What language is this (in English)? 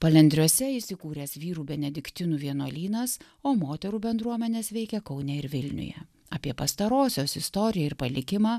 Lithuanian